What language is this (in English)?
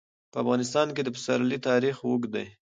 Pashto